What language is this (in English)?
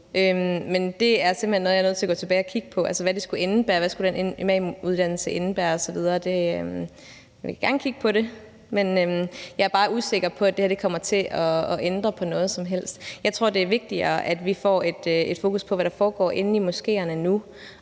Danish